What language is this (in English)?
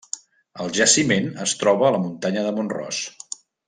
Catalan